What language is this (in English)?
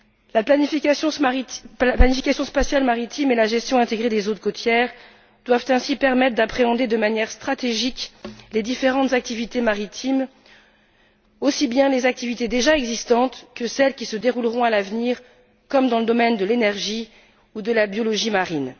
French